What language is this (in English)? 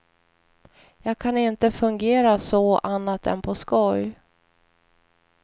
Swedish